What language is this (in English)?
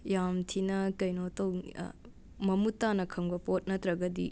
Manipuri